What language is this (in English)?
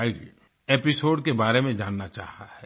Hindi